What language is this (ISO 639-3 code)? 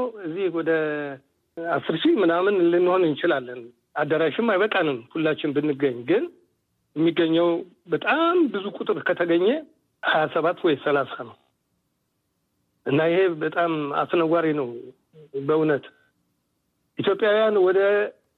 amh